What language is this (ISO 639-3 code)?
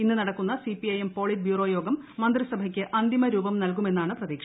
mal